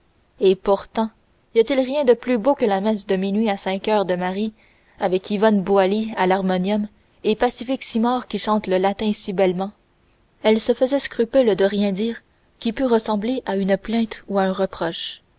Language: French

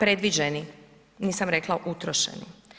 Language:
Croatian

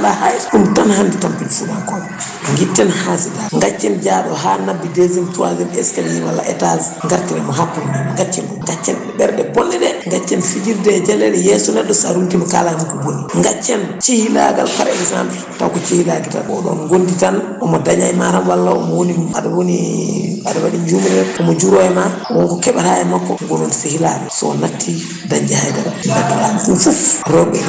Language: Fula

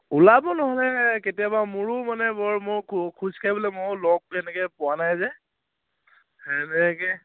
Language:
Assamese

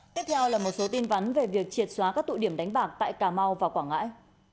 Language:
Vietnamese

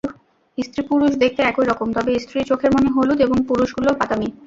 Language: Bangla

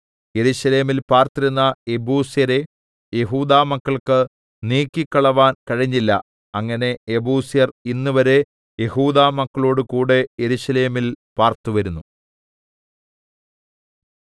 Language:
Malayalam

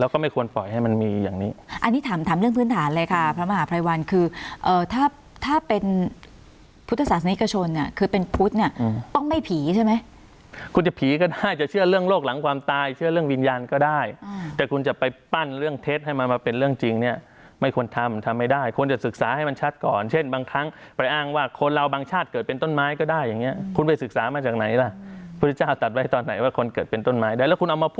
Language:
Thai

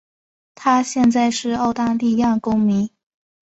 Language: Chinese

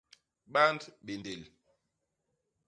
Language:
Basaa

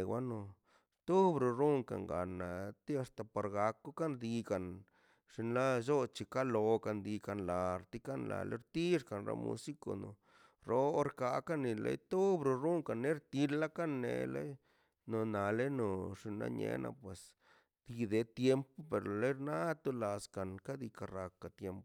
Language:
Mazaltepec Zapotec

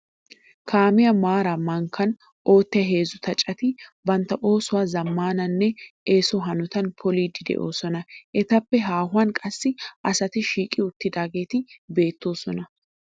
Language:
Wolaytta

